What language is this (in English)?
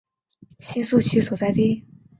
Chinese